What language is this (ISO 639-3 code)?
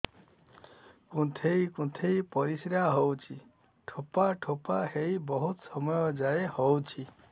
ori